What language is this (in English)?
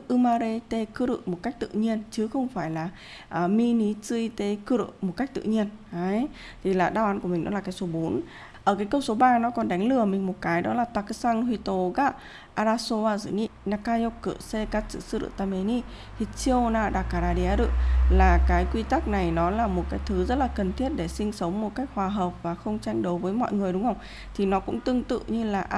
Vietnamese